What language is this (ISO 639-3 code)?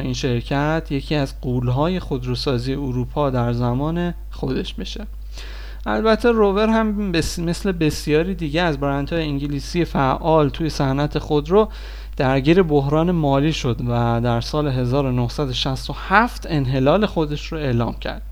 fas